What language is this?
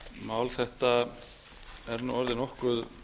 Icelandic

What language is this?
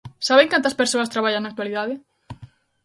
Galician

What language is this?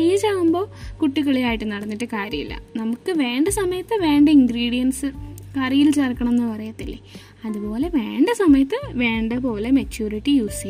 Malayalam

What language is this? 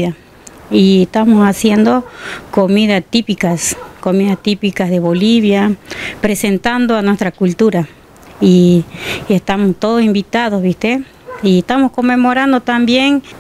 Spanish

